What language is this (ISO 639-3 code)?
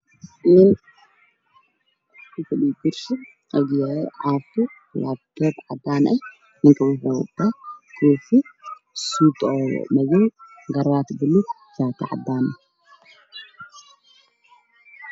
som